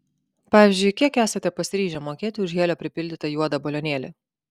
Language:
Lithuanian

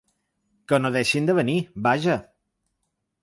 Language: Catalan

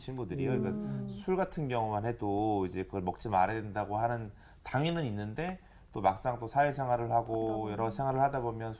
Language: Korean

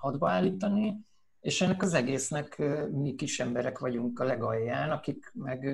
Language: Hungarian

